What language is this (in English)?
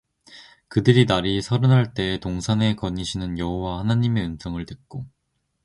Korean